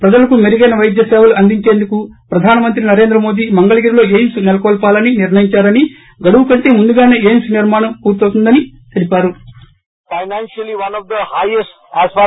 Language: Telugu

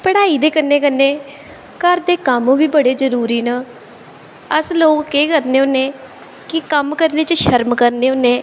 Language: Dogri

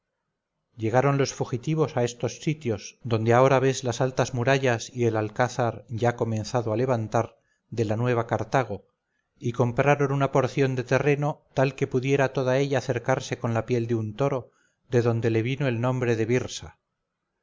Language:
Spanish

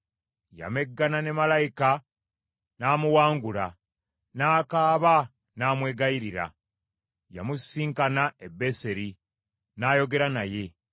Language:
Ganda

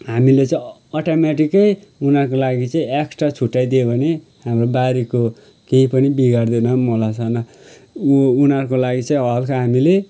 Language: Nepali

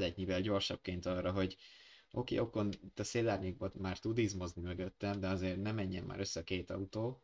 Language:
Hungarian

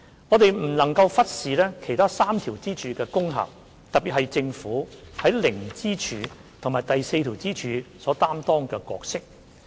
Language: Cantonese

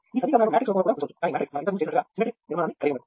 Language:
Telugu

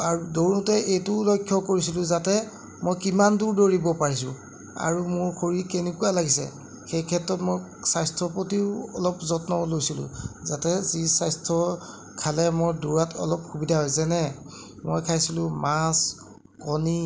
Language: Assamese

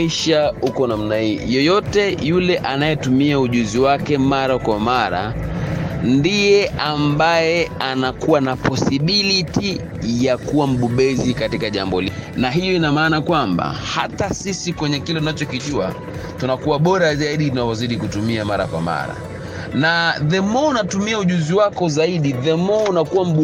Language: Swahili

